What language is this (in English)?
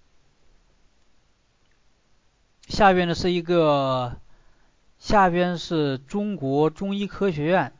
Chinese